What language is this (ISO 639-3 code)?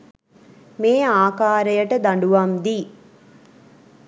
sin